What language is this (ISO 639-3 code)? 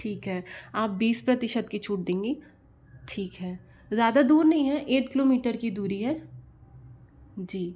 hin